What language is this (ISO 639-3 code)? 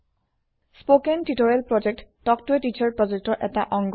asm